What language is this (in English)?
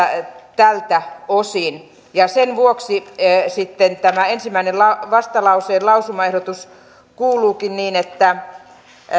Finnish